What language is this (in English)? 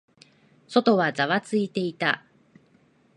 Japanese